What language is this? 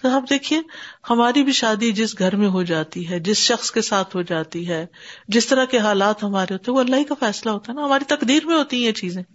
Urdu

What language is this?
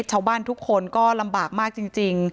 Thai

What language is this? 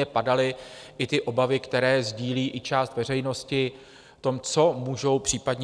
Czech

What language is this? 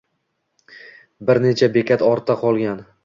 Uzbek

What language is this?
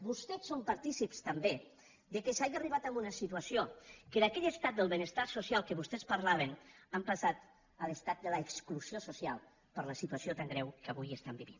Catalan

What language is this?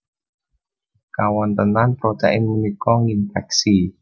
Javanese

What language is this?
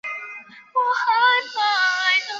Chinese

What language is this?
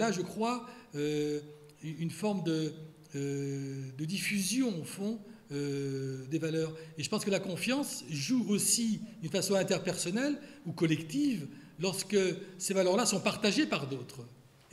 French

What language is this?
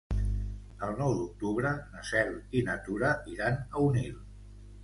Catalan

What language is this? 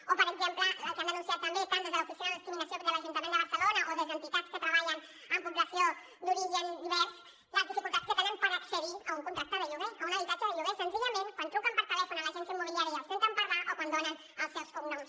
Catalan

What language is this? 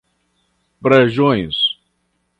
Portuguese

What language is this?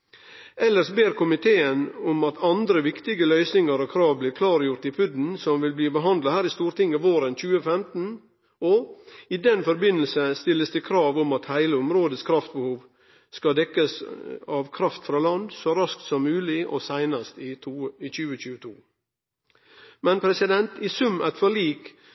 Norwegian Nynorsk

